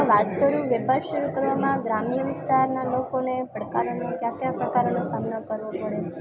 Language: Gujarati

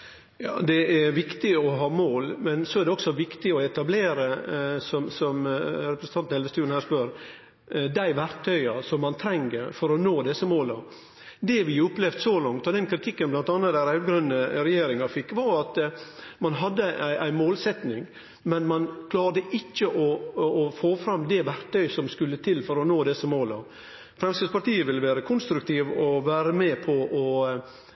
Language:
Norwegian Nynorsk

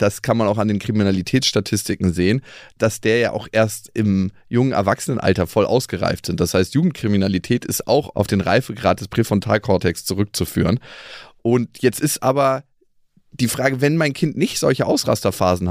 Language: German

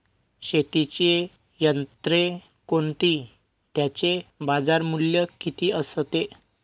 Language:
Marathi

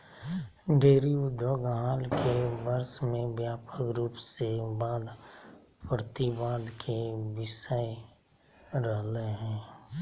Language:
Magahi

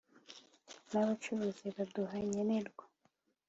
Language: Kinyarwanda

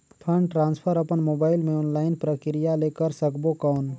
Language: Chhattisgarhi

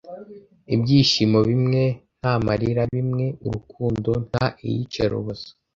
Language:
Kinyarwanda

